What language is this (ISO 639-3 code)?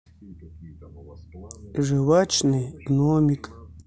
rus